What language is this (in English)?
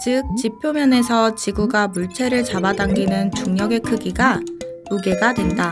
Korean